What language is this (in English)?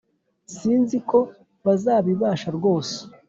Kinyarwanda